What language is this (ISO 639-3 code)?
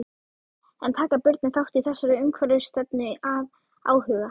isl